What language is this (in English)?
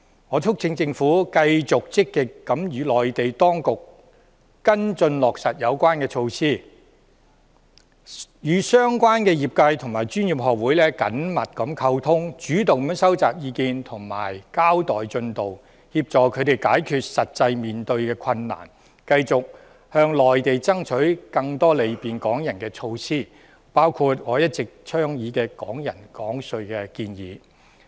Cantonese